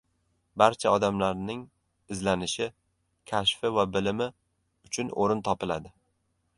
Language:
Uzbek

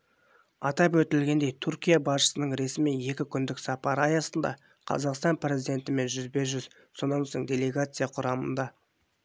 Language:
Kazakh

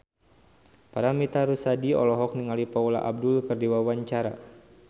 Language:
Sundanese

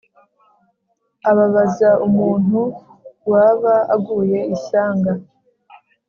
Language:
Kinyarwanda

